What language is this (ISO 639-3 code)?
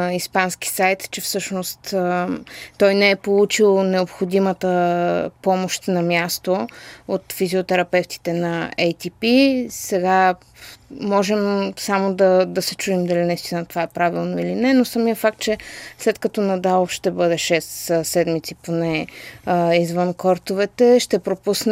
bul